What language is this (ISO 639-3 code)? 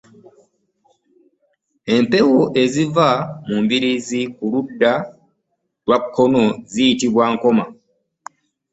lug